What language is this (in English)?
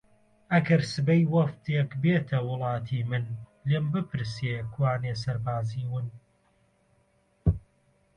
Central Kurdish